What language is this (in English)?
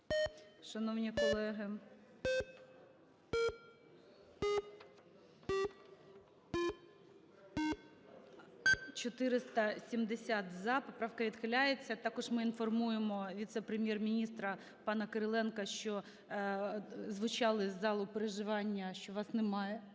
Ukrainian